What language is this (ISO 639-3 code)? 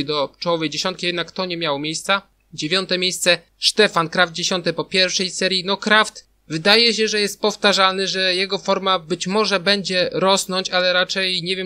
pol